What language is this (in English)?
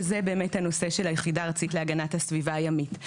Hebrew